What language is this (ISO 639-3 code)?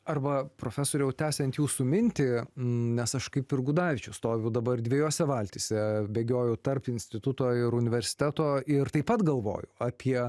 lit